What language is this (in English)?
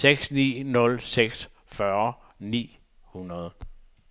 Danish